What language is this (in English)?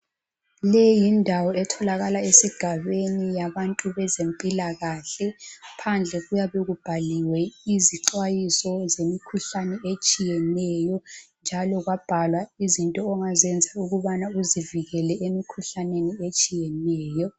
North Ndebele